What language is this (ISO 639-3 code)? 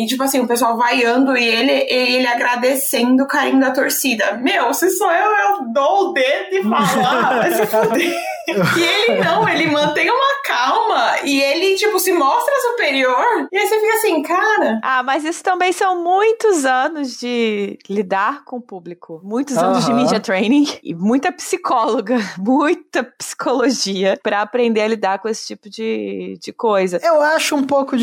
por